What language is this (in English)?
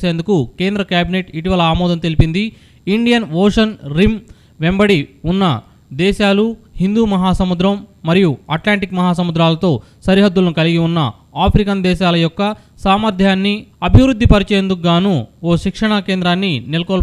Telugu